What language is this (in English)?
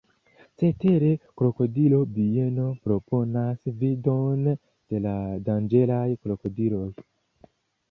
Esperanto